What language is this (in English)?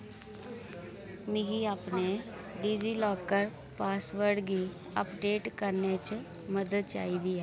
Dogri